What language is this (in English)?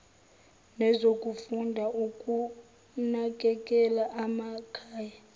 Zulu